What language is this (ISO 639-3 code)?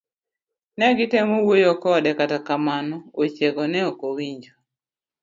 luo